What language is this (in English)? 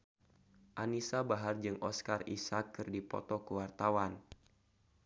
Sundanese